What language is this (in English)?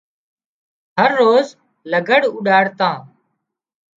Wadiyara Koli